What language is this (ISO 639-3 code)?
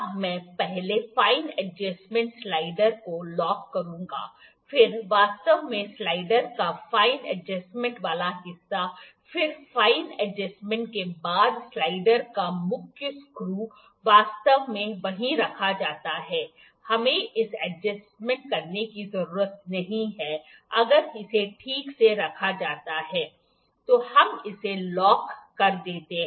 hin